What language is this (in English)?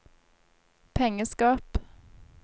Norwegian